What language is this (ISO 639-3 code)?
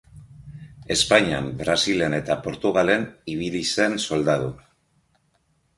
eus